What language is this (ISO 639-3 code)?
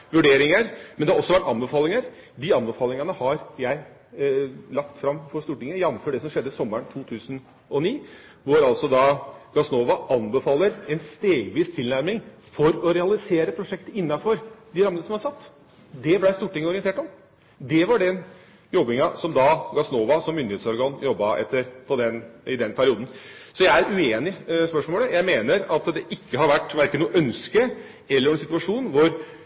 nob